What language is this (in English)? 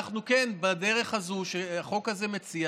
Hebrew